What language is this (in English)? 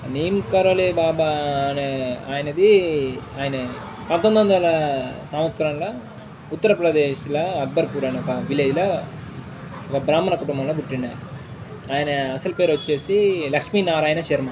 Telugu